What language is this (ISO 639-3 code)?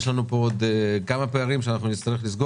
heb